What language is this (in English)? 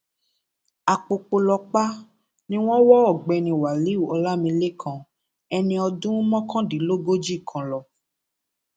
Yoruba